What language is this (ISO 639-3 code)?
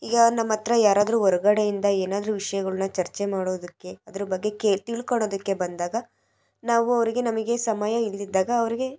kan